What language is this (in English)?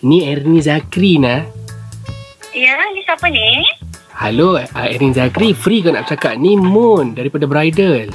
Malay